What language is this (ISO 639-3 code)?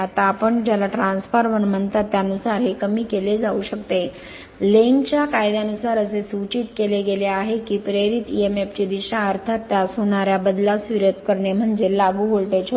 mar